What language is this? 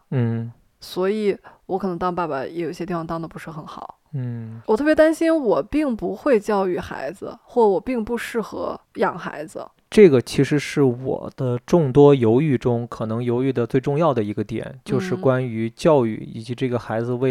Chinese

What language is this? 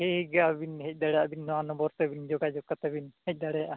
Santali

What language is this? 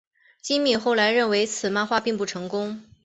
Chinese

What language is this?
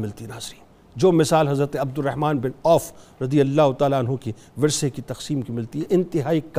Urdu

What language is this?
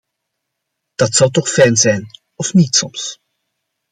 Dutch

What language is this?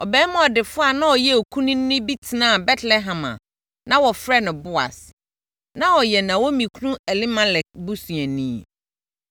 Akan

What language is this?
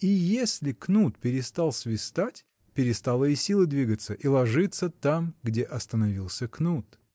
Russian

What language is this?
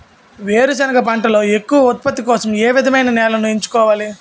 Telugu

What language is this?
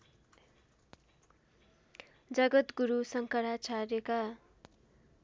Nepali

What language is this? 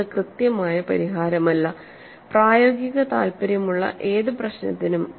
Malayalam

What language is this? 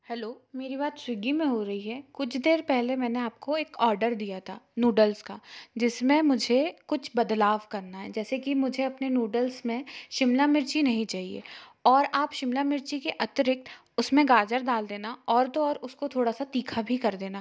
Hindi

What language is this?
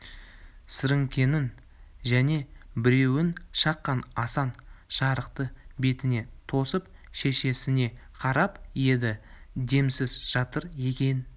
Kazakh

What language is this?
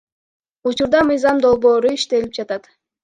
Kyrgyz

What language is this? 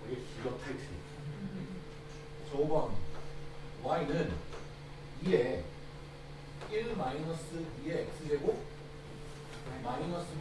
Korean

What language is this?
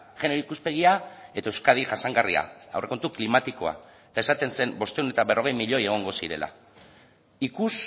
Basque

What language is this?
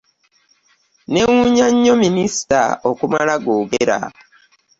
Ganda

